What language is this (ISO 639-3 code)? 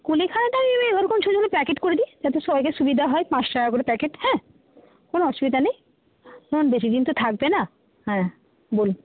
ben